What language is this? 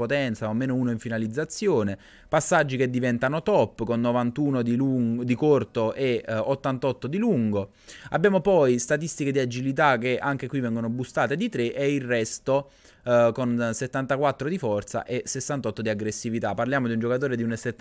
Italian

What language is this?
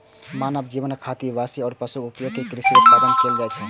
Maithili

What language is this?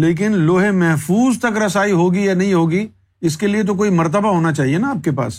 Urdu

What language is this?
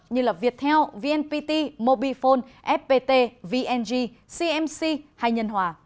Vietnamese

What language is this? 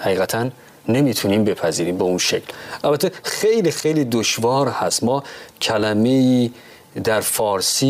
Persian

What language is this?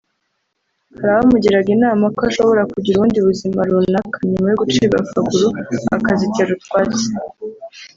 Kinyarwanda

